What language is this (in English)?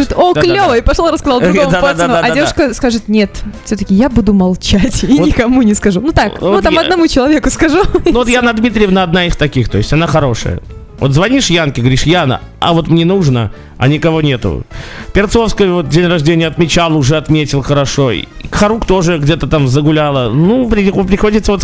Russian